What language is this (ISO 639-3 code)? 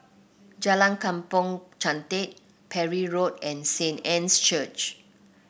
eng